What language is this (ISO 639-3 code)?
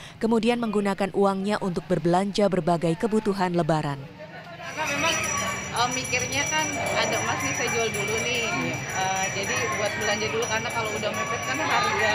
ind